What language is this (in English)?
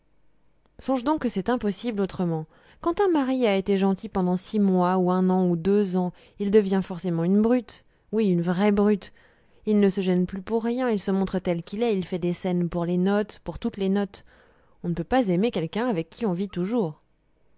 French